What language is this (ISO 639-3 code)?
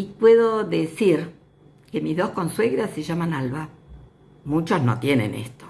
spa